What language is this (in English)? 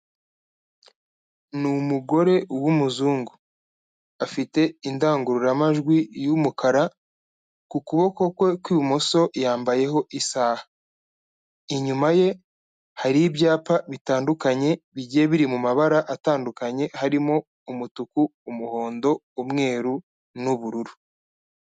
Kinyarwanda